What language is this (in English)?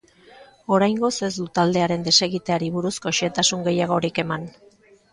Basque